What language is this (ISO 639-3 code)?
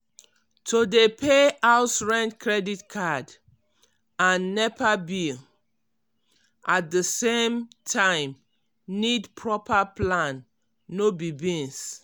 pcm